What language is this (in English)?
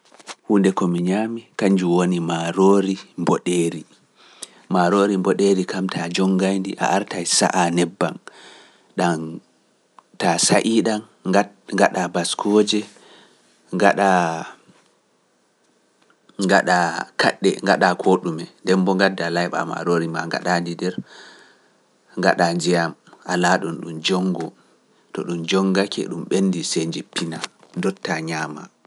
Pular